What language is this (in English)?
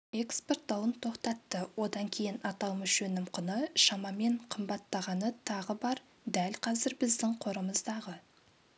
Kazakh